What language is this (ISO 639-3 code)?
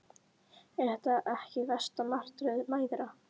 isl